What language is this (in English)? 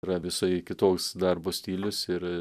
Lithuanian